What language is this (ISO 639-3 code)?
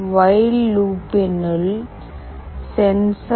tam